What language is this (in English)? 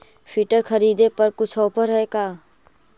Magahi